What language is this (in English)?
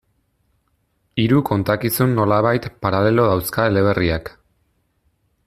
Basque